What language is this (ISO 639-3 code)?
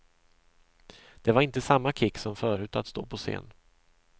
swe